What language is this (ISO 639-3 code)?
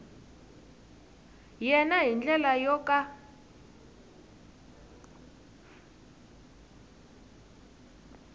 tso